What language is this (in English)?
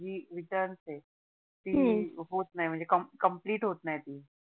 Marathi